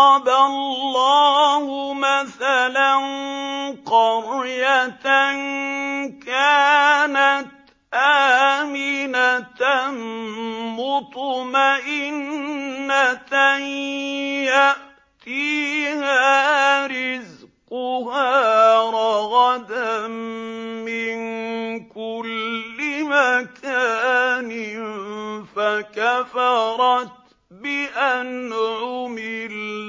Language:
Arabic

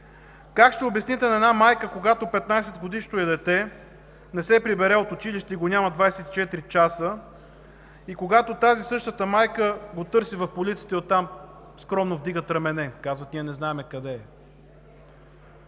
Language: Bulgarian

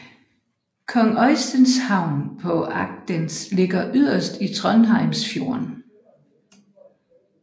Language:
Danish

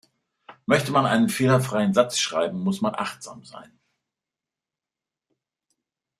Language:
German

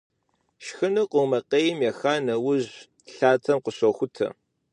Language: Kabardian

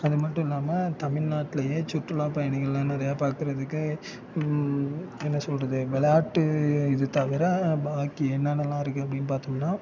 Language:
Tamil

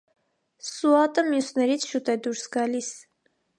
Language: Armenian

